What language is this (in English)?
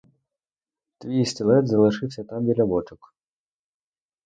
Ukrainian